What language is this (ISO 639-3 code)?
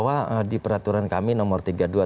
ind